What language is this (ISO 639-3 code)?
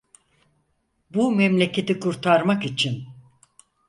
tur